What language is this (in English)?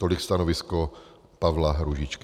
Czech